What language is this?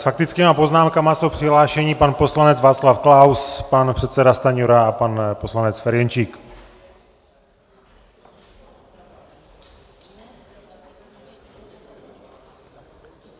Czech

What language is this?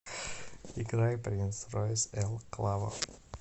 Russian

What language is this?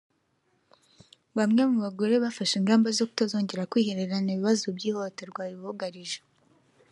Kinyarwanda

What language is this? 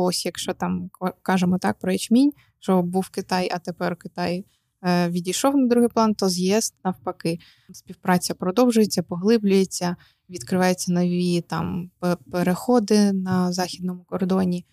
Ukrainian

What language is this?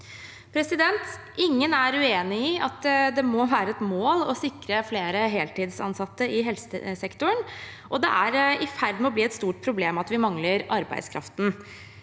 Norwegian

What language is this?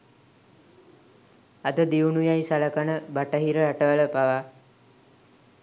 Sinhala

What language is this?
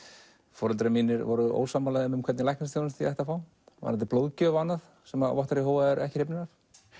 Icelandic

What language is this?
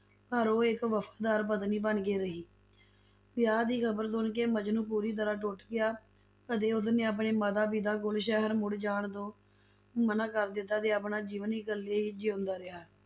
Punjabi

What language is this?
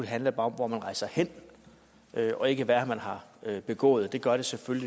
Danish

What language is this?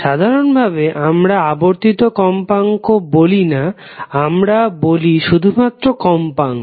Bangla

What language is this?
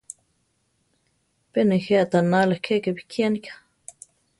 Central Tarahumara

